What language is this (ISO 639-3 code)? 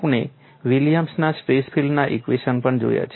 guj